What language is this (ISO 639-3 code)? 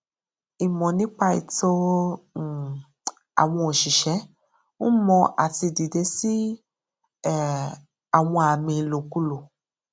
yor